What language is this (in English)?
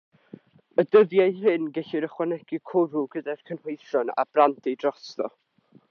Welsh